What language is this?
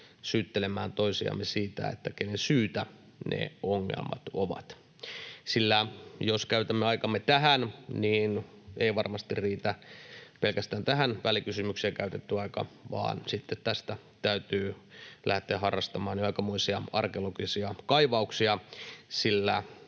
Finnish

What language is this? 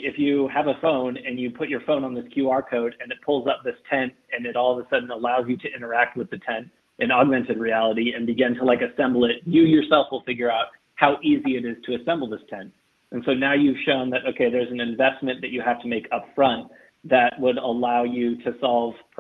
English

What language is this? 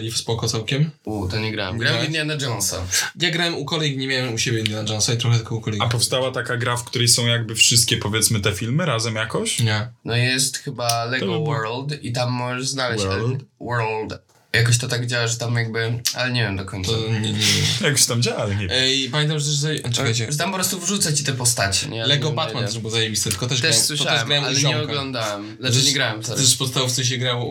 Polish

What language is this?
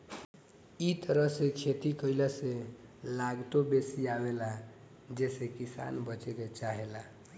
Bhojpuri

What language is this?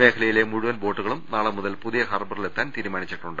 Malayalam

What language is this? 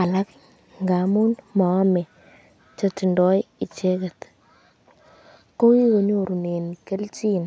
Kalenjin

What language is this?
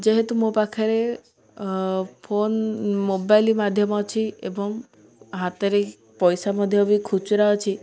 Odia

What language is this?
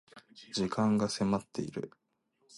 Japanese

